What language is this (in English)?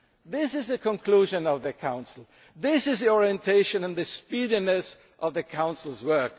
English